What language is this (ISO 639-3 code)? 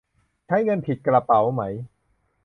tha